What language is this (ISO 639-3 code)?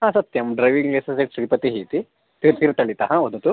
san